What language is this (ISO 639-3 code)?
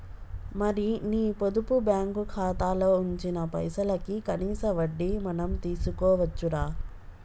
tel